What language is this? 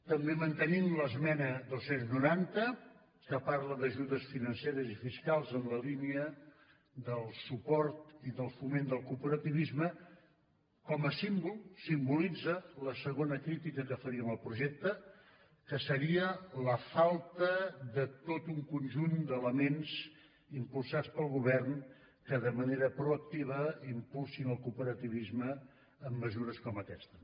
Catalan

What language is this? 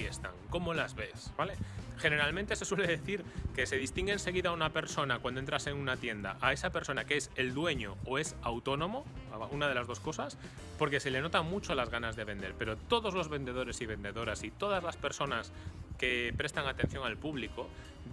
Spanish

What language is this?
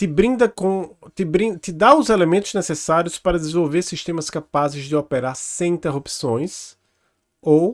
Portuguese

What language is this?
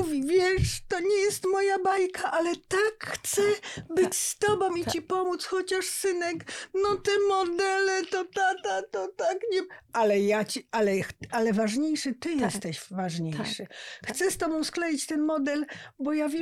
Polish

